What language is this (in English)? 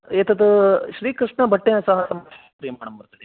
Sanskrit